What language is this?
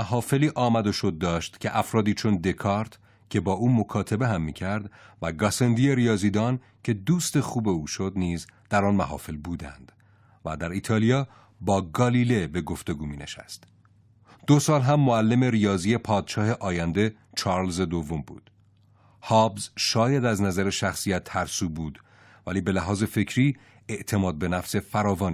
Persian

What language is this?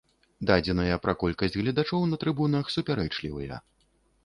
Belarusian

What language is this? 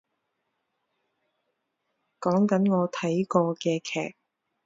Cantonese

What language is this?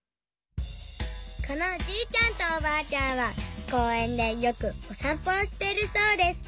Japanese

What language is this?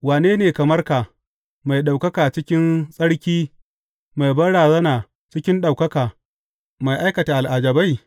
Hausa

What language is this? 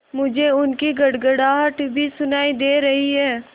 Hindi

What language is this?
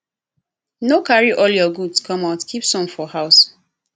Nigerian Pidgin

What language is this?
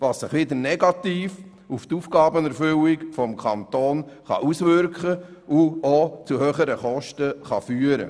Swiss German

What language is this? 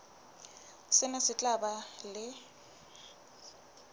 Southern Sotho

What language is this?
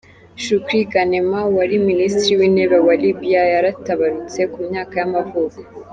Kinyarwanda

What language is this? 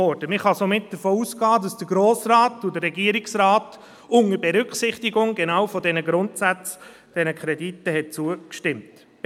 Swiss German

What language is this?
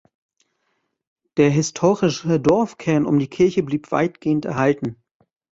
German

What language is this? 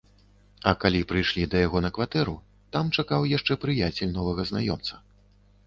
Belarusian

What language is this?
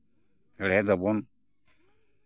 Santali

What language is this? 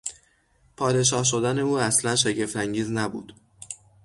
Persian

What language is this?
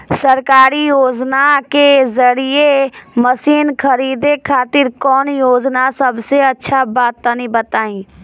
Bhojpuri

